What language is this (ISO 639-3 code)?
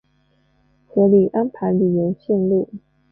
zho